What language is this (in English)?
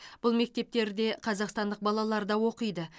Kazakh